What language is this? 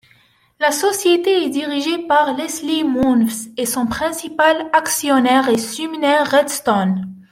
French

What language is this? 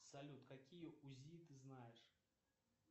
Russian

